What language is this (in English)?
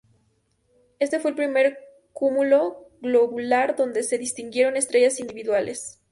Spanish